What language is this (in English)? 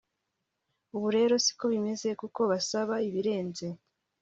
Kinyarwanda